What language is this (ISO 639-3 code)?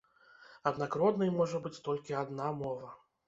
bel